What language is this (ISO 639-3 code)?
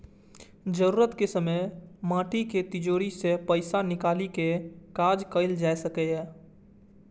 mai